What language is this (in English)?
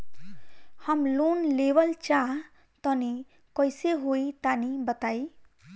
Bhojpuri